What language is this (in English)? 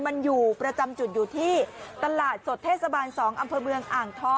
Thai